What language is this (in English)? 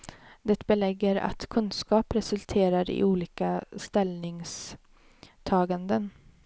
Swedish